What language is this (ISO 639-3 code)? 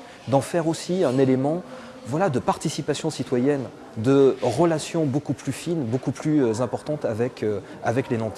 fra